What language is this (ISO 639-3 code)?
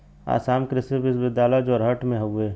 bho